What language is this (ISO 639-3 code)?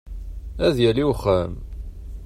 kab